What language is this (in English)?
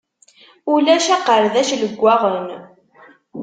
Kabyle